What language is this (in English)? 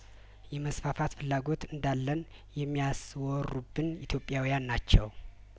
Amharic